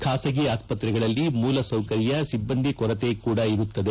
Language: Kannada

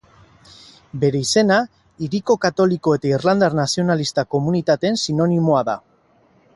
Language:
Basque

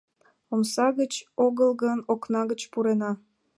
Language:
Mari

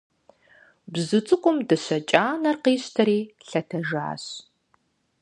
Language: Kabardian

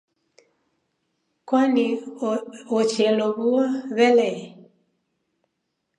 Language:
Taita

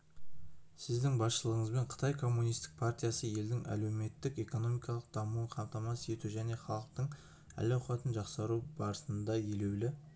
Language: Kazakh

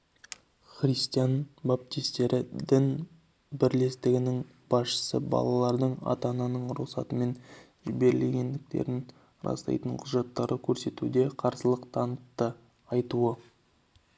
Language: Kazakh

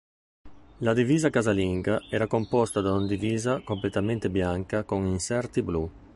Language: Italian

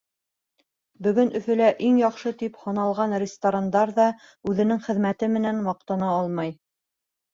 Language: Bashkir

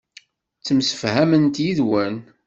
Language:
Kabyle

